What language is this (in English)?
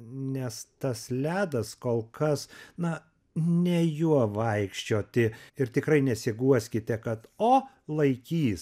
Lithuanian